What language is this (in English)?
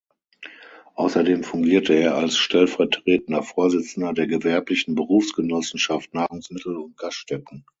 German